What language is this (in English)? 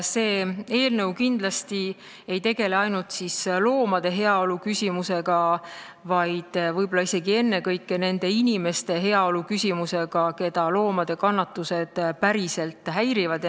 Estonian